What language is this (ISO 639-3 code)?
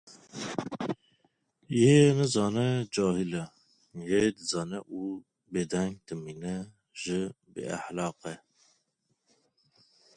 kur